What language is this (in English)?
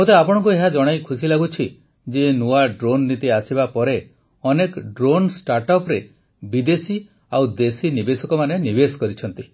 Odia